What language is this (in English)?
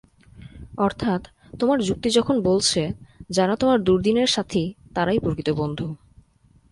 Bangla